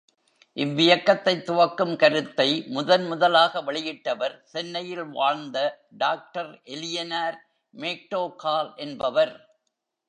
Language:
Tamil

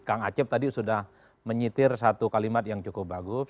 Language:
Indonesian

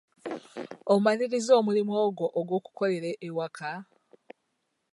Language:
Ganda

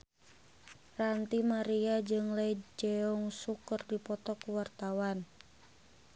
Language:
Sundanese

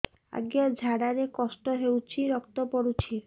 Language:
Odia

